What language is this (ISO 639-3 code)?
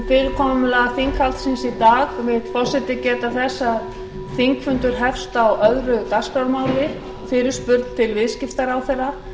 isl